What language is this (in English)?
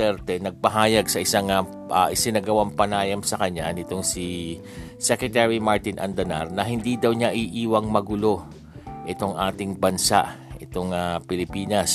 Filipino